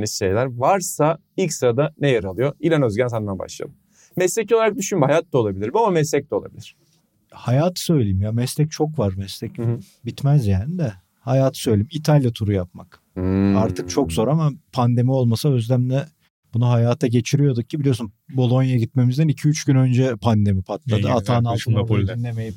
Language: Turkish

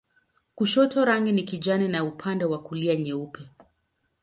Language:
Swahili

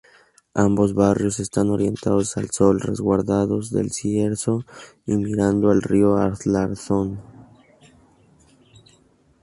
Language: Spanish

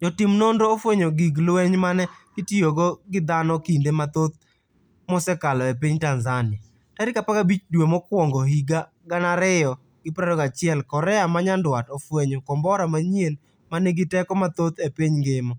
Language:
Luo (Kenya and Tanzania)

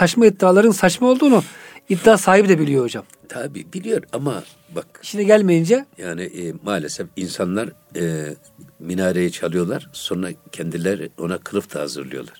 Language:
Turkish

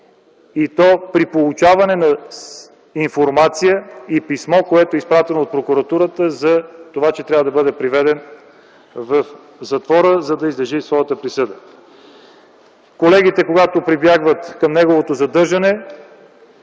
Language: Bulgarian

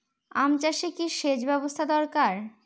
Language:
Bangla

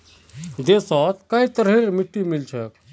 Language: Magahi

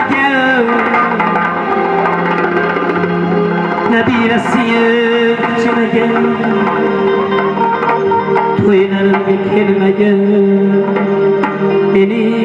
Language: Uzbek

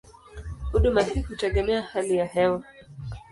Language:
Swahili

